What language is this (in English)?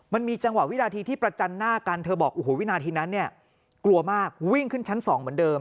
Thai